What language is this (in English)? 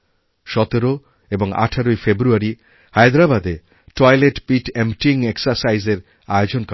Bangla